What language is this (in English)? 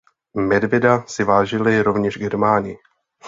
Czech